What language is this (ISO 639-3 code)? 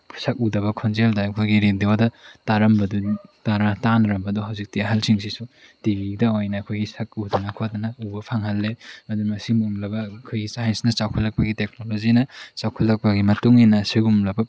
mni